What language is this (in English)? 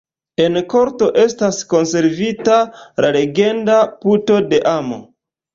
Esperanto